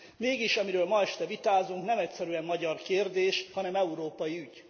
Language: Hungarian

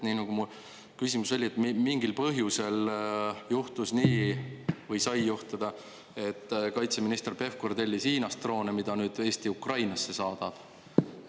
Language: Estonian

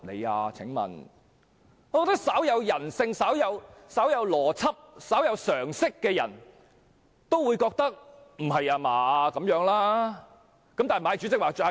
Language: Cantonese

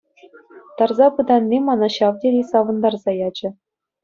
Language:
Chuvash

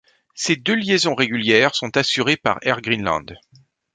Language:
French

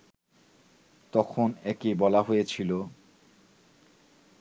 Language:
Bangla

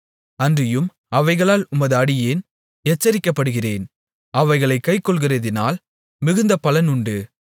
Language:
Tamil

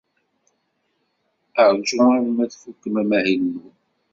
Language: Kabyle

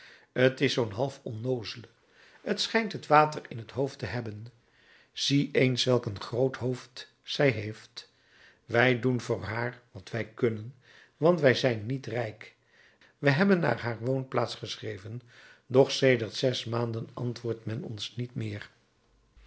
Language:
Dutch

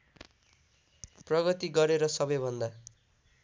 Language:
Nepali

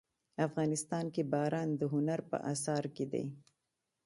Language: Pashto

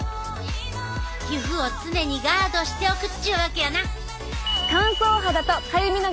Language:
Japanese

